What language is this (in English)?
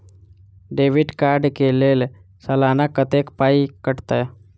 Maithili